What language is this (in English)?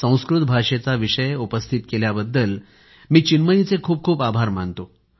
Marathi